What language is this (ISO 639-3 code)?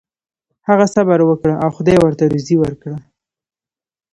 pus